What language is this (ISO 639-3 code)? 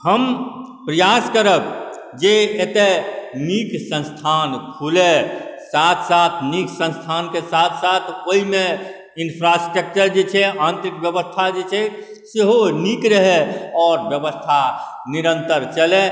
mai